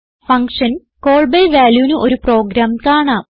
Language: Malayalam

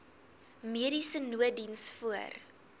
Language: Afrikaans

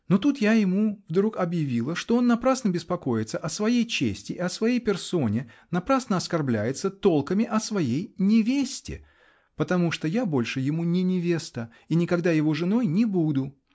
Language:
Russian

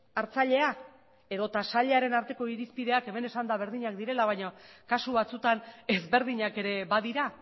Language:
Basque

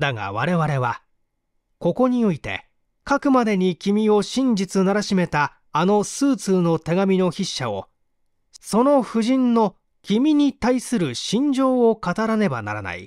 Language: Japanese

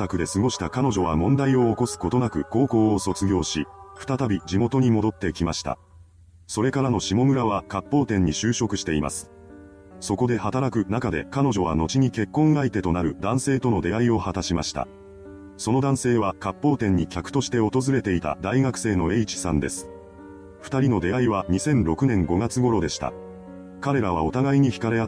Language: Japanese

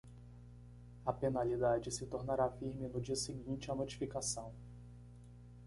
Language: Portuguese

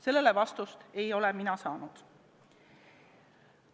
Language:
Estonian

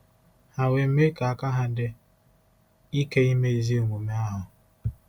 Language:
Igbo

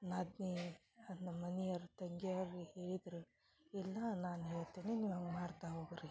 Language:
Kannada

